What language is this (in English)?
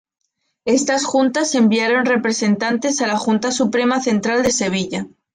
Spanish